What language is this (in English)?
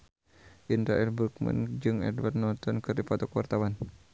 Sundanese